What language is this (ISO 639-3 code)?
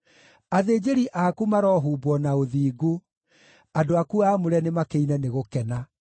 kik